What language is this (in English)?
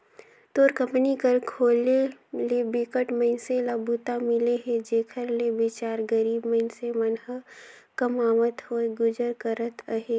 Chhattisgarhi